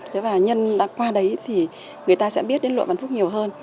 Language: Vietnamese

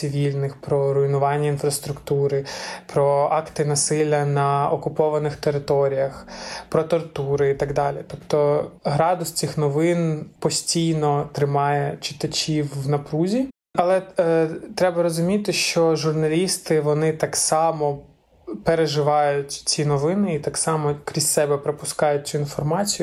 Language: Ukrainian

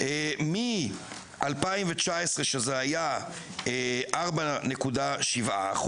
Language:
Hebrew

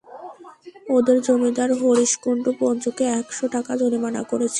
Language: Bangla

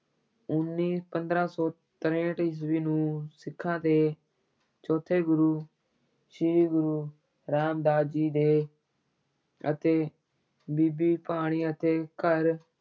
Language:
Punjabi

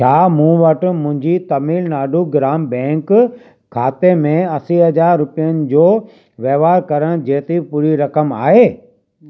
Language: Sindhi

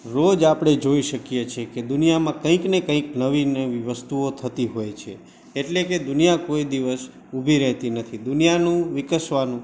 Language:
Gujarati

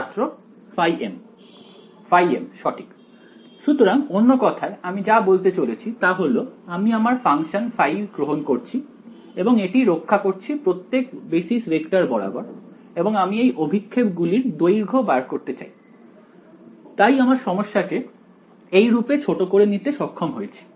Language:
Bangla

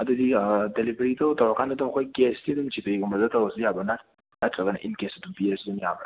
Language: Manipuri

